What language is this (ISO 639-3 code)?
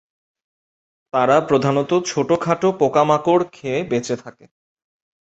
ben